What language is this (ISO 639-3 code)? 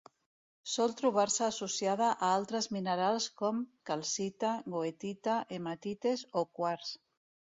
cat